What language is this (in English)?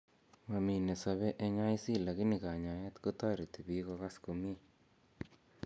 Kalenjin